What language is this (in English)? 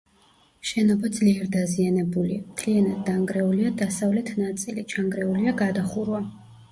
Georgian